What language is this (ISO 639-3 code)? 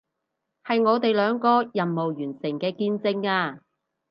yue